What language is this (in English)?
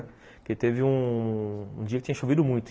Portuguese